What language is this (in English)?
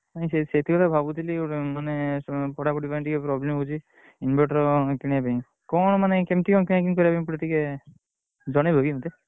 Odia